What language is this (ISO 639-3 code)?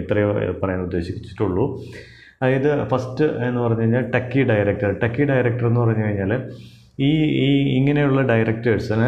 mal